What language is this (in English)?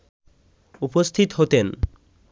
Bangla